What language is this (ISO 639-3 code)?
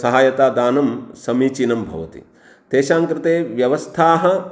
san